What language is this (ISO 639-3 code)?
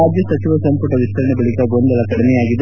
kan